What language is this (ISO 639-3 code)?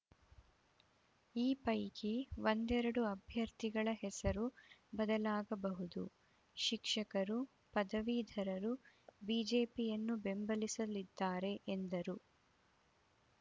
kan